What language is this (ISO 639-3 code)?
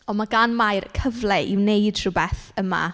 cym